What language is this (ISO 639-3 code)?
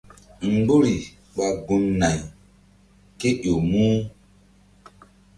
mdd